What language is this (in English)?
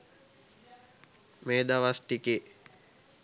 Sinhala